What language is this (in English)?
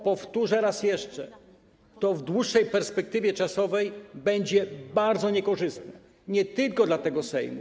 Polish